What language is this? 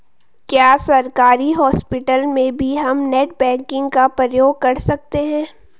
Hindi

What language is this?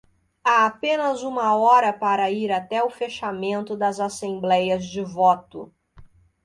Portuguese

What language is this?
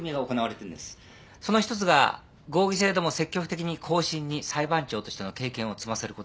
Japanese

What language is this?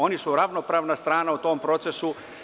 Serbian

